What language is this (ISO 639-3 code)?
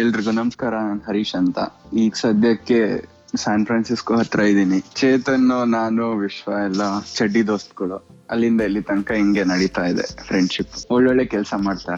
kan